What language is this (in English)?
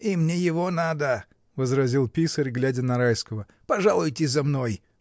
Russian